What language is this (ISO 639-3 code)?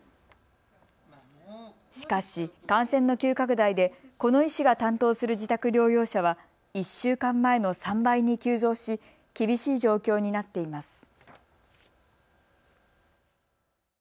jpn